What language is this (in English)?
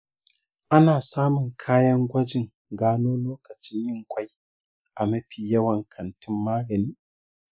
Hausa